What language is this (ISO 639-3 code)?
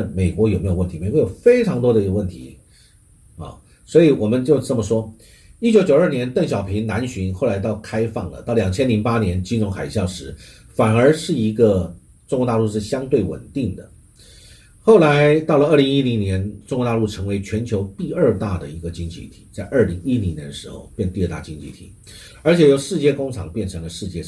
zho